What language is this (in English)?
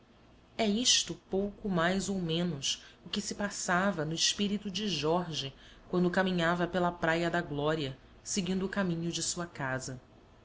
Portuguese